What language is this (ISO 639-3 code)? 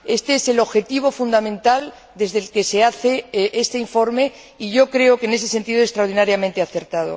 spa